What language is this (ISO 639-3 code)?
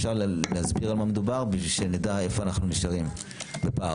heb